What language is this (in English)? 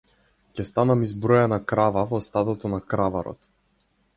Macedonian